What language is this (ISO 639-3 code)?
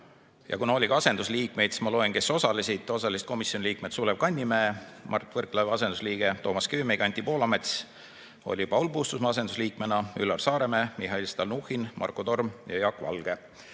est